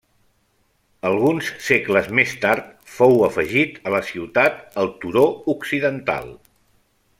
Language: Catalan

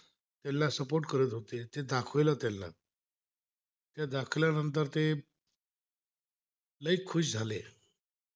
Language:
Marathi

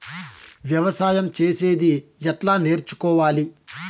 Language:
Telugu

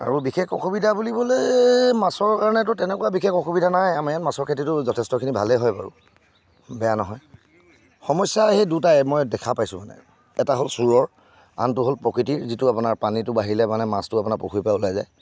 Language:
Assamese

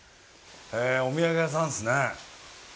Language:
Japanese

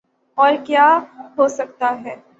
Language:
Urdu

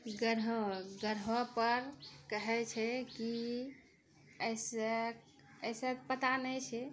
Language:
Maithili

